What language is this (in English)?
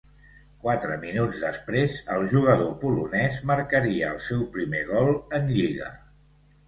Catalan